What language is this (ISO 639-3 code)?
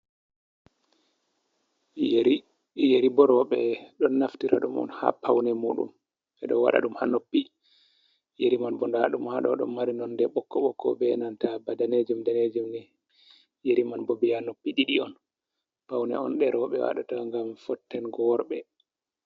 ful